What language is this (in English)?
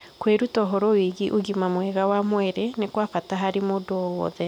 Kikuyu